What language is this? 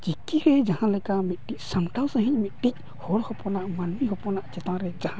Santali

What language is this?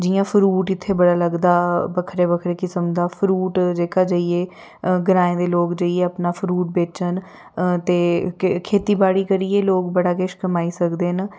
Dogri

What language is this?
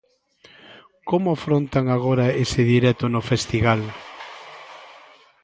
Galician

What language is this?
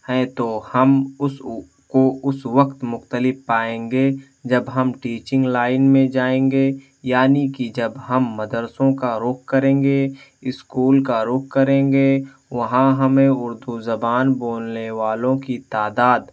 Urdu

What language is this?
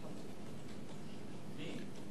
Hebrew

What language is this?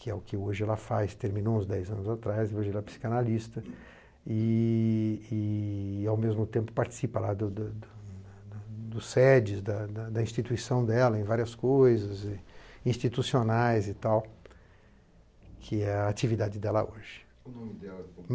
Portuguese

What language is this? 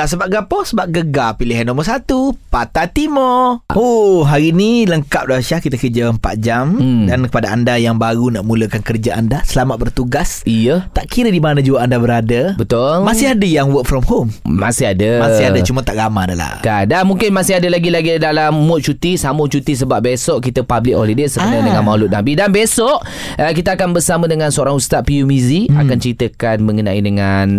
Malay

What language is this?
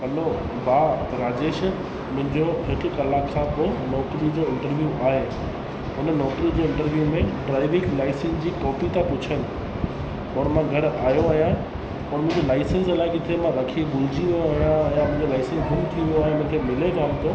Sindhi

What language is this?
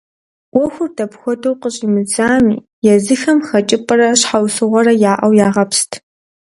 Kabardian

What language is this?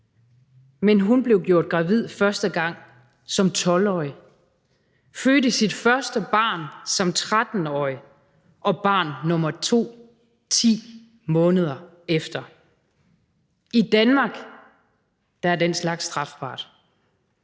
Danish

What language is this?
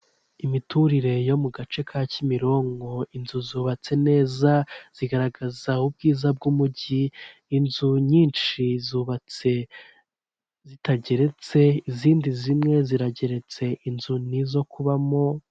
Kinyarwanda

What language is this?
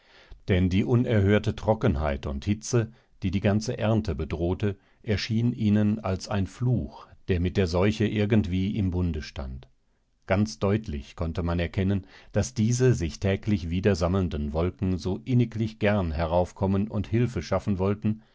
German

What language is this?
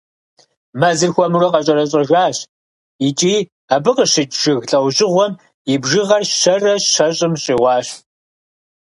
Kabardian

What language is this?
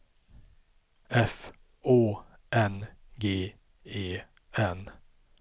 Swedish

